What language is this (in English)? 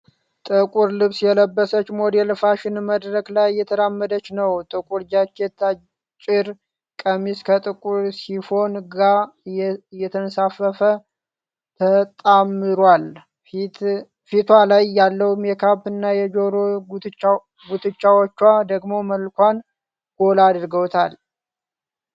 Amharic